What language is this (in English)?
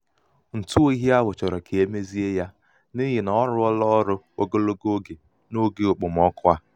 Igbo